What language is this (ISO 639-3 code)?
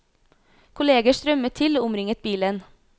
nor